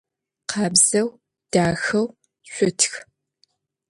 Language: Adyghe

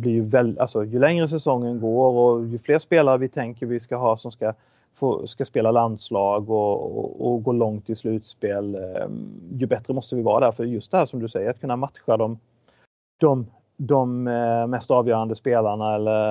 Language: Swedish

